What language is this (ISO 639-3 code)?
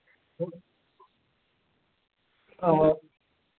doi